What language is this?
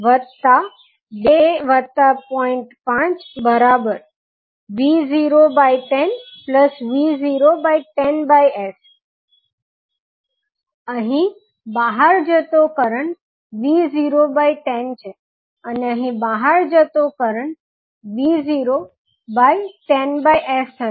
Gujarati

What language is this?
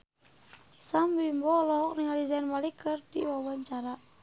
Sundanese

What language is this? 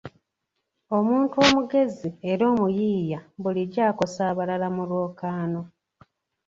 Ganda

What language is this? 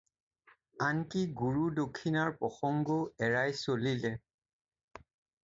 Assamese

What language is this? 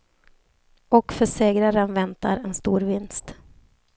Swedish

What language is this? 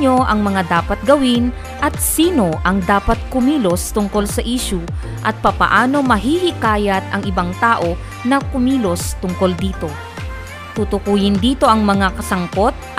Filipino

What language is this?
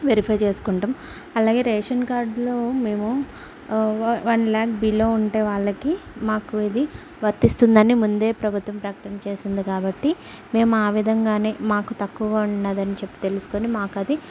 Telugu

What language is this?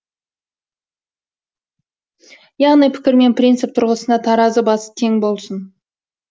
Kazakh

